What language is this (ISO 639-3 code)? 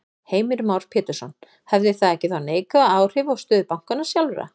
isl